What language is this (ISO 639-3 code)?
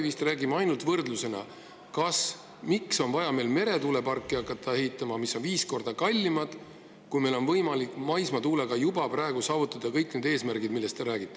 est